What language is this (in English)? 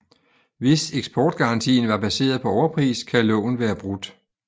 Danish